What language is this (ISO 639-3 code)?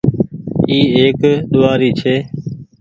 gig